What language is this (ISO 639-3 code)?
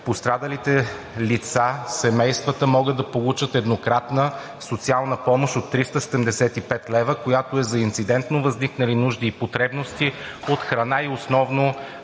bul